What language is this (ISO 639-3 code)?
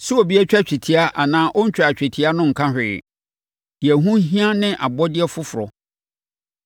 aka